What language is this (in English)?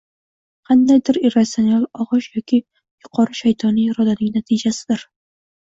Uzbek